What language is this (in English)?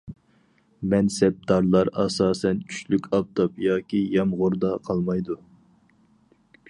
Uyghur